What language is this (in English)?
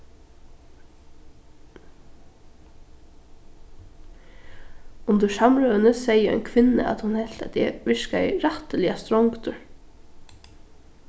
Faroese